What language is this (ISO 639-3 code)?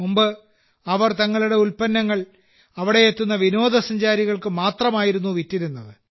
mal